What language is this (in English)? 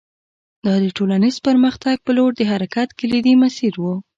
Pashto